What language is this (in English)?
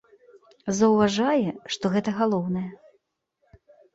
Belarusian